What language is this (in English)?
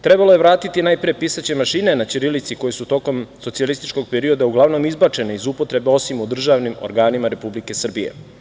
Serbian